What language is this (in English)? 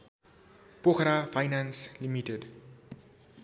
Nepali